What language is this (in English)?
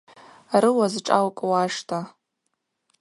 Abaza